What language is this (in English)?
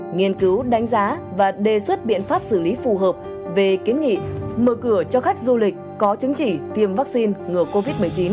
Vietnamese